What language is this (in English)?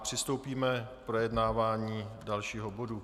Czech